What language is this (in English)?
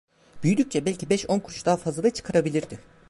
Turkish